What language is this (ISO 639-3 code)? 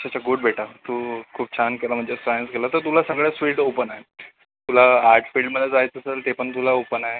mar